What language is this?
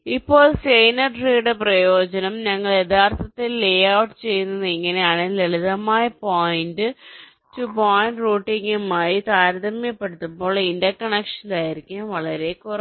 Malayalam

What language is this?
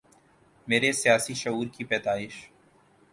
Urdu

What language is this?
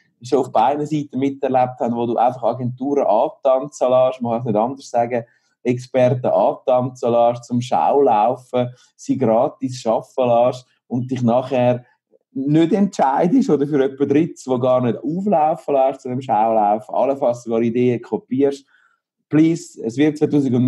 German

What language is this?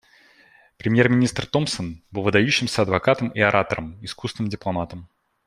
Russian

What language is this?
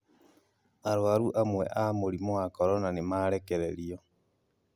Kikuyu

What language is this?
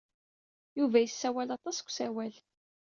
Kabyle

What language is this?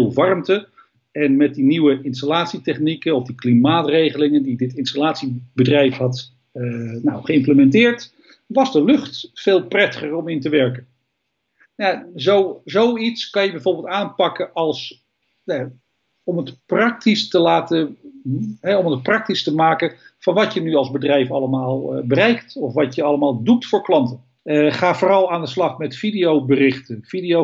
Dutch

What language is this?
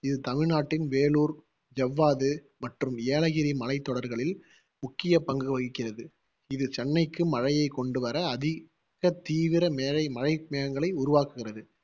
Tamil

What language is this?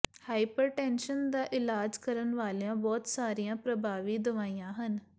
Punjabi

